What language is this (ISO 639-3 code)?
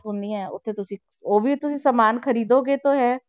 pan